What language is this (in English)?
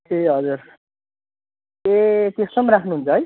Nepali